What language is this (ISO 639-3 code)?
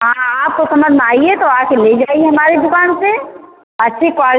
hin